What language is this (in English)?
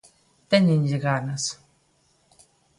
Galician